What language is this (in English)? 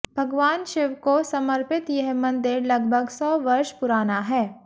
Hindi